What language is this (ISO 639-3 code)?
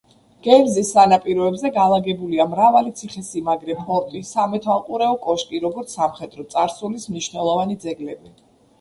kat